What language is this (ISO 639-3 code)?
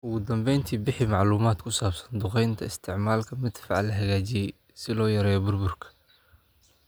som